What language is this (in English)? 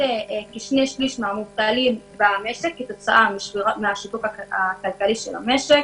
Hebrew